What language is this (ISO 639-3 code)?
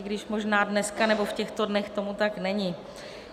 ces